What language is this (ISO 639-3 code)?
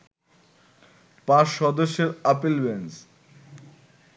ben